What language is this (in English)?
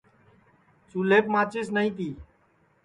Sansi